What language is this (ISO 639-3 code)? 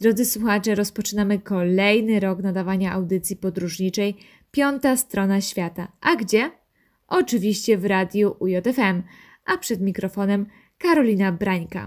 pol